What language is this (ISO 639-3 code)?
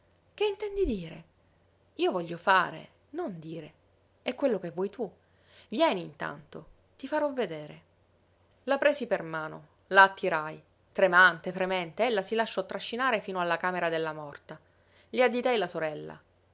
ita